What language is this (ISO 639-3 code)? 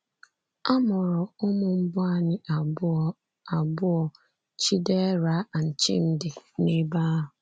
ibo